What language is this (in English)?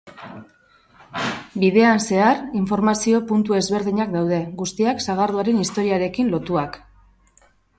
Basque